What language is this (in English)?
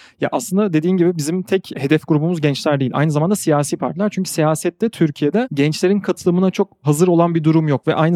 Turkish